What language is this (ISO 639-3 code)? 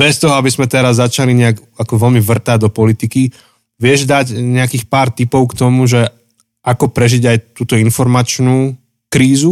slk